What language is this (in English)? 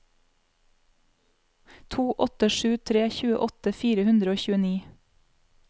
Norwegian